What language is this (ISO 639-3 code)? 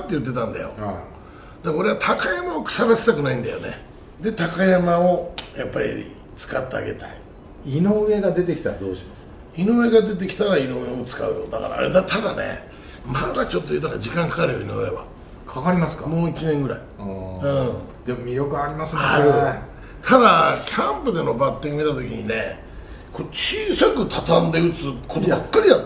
jpn